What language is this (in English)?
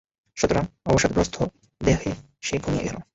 Bangla